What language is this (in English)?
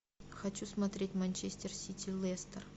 Russian